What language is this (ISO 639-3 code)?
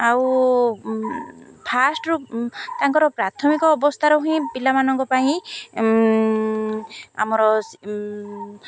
ori